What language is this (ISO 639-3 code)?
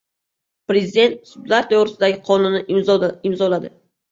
uzb